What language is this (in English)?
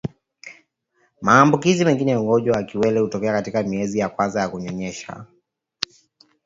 Swahili